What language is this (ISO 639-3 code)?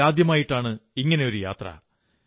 mal